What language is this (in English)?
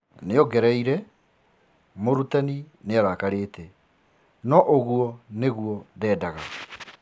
Kikuyu